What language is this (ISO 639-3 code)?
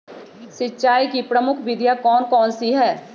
mag